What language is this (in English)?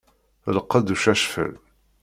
Kabyle